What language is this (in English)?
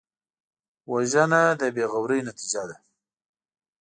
Pashto